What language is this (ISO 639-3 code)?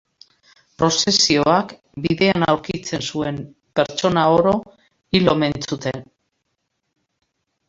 eus